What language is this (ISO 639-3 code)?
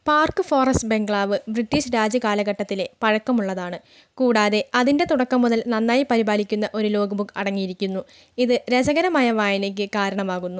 mal